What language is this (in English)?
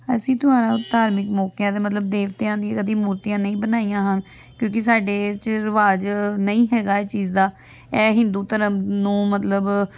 Punjabi